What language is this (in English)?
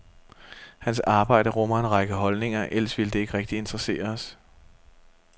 Danish